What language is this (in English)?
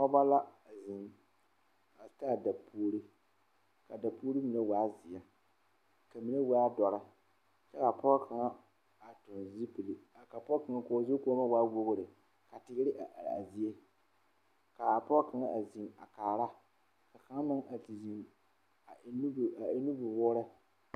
Southern Dagaare